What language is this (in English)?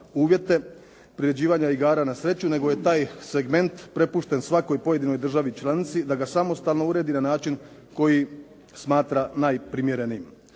Croatian